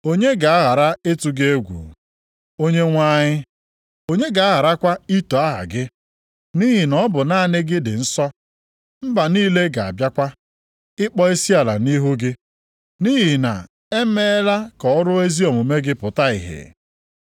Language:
Igbo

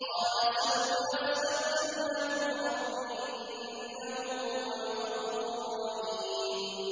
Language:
Arabic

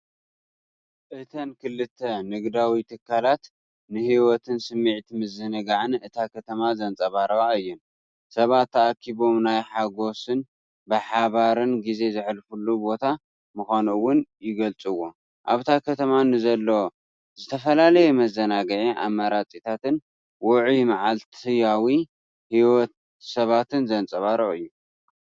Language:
Tigrinya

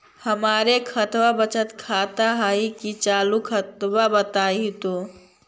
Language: Magahi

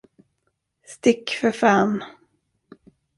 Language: Swedish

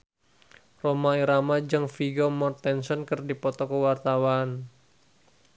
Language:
Sundanese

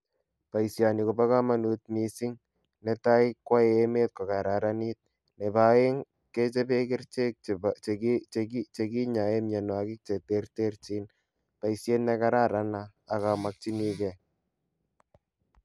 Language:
Kalenjin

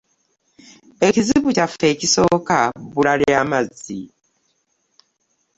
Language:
Ganda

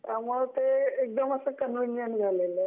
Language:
Marathi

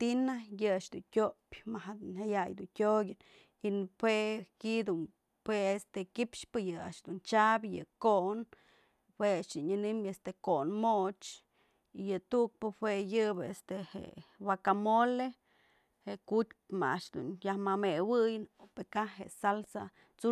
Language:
Mazatlán Mixe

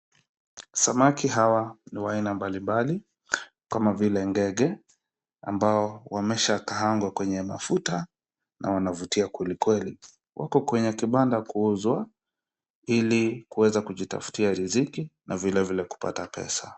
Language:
Swahili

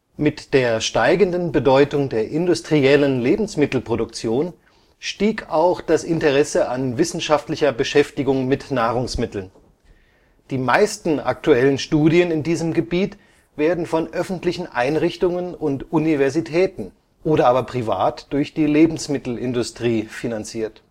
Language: German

